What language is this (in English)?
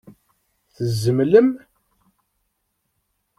Kabyle